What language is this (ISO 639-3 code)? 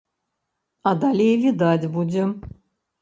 bel